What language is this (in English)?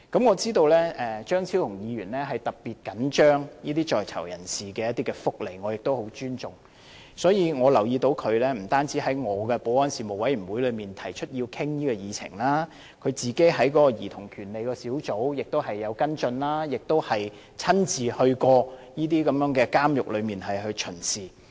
Cantonese